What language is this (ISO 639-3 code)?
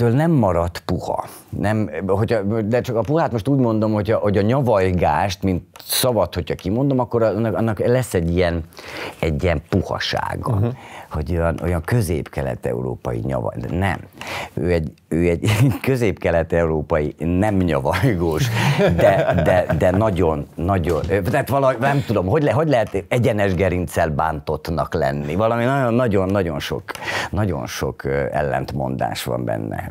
hun